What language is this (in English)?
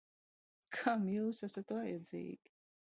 Latvian